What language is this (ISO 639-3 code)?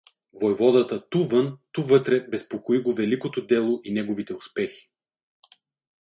bul